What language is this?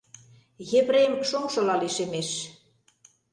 Mari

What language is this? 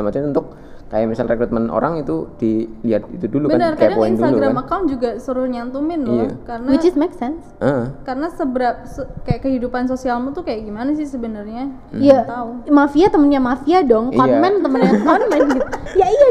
Indonesian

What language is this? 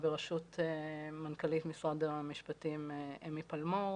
Hebrew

